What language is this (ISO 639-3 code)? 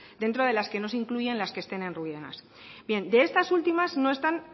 spa